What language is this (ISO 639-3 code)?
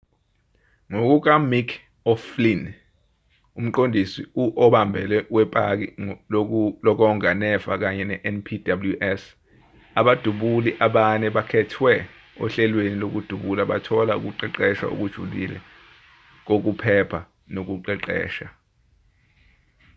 zul